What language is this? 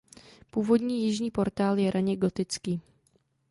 Czech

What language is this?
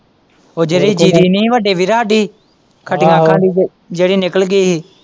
Punjabi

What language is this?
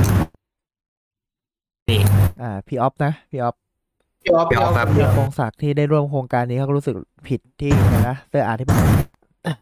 Thai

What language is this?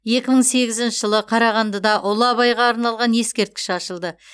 Kazakh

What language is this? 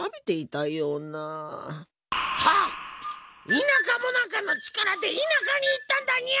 Japanese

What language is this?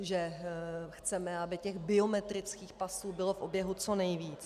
Czech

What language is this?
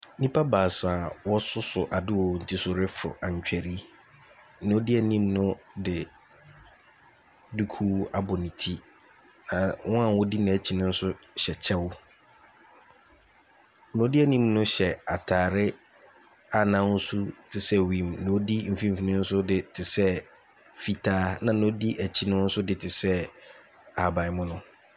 Akan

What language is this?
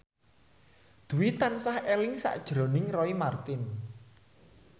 Javanese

